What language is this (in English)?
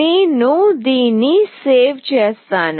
Telugu